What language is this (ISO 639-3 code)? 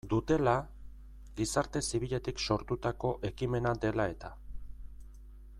eus